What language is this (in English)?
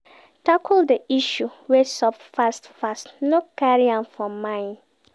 Nigerian Pidgin